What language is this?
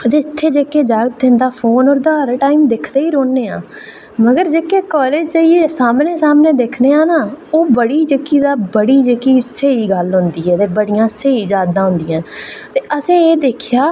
Dogri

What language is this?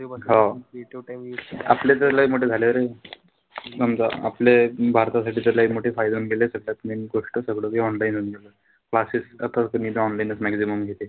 Marathi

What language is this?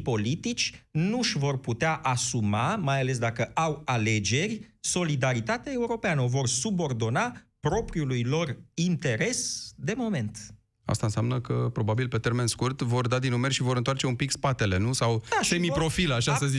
Romanian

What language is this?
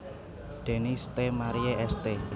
Javanese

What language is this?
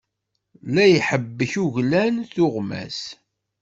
Kabyle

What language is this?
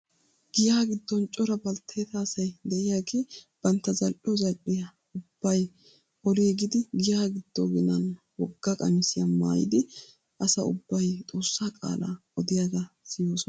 Wolaytta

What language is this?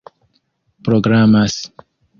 Esperanto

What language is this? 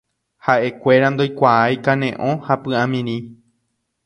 Guarani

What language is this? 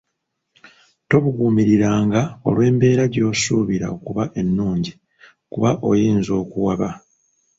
Ganda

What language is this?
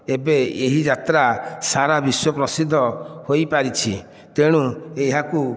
Odia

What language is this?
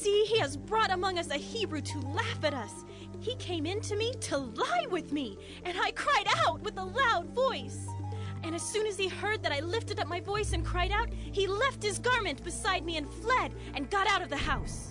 English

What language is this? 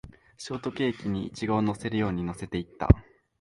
Japanese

